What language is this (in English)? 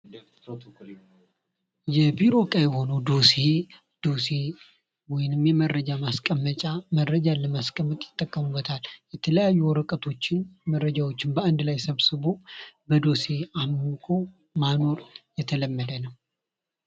Amharic